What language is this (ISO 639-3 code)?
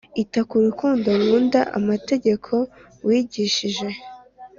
kin